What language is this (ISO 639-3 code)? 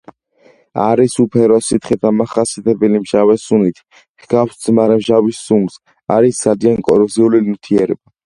kat